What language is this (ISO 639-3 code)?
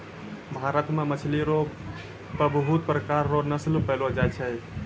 mai